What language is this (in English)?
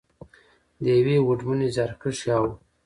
Pashto